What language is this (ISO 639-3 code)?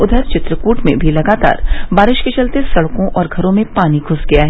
hin